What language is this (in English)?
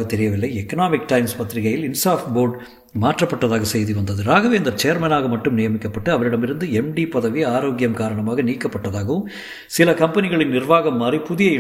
Tamil